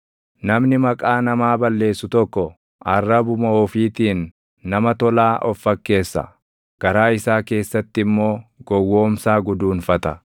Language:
Oromo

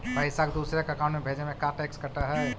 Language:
Magahi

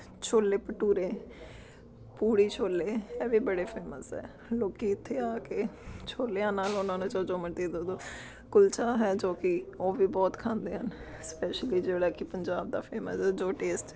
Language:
Punjabi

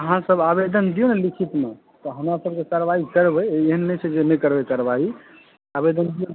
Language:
Maithili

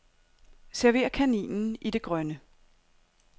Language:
Danish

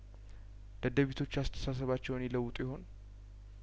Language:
Amharic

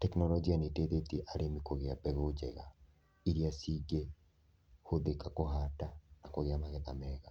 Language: Kikuyu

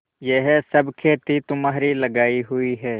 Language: Hindi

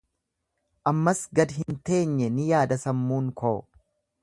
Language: Oromo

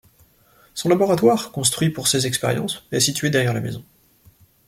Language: French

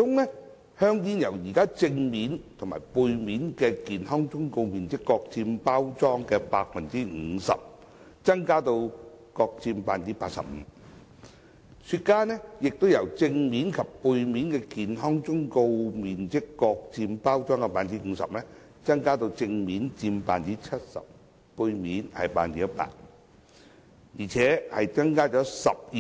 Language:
Cantonese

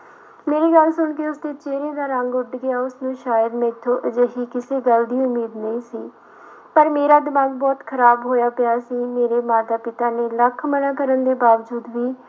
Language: Punjabi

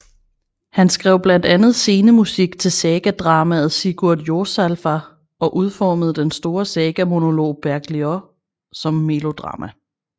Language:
Danish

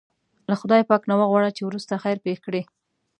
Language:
Pashto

